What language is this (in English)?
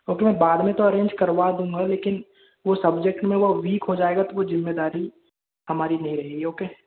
Hindi